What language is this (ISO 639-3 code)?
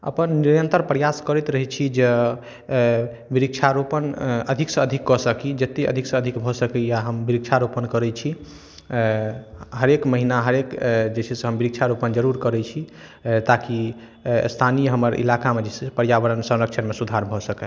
mai